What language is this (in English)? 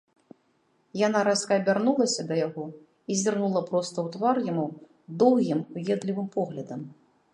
Belarusian